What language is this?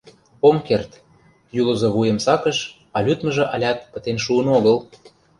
Mari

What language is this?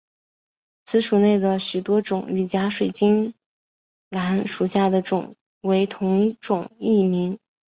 Chinese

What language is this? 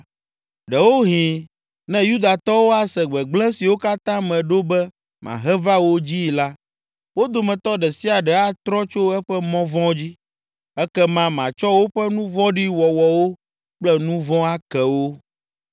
Ewe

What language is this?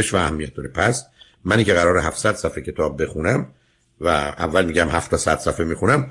Persian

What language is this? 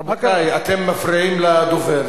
Hebrew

